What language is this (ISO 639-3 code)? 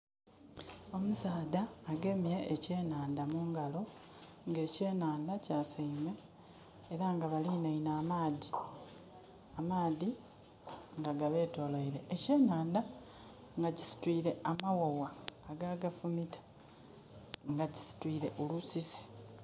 xog